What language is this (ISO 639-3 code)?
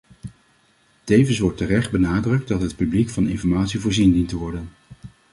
nld